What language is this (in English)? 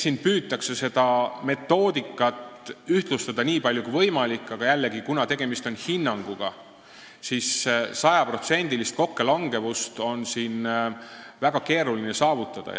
Estonian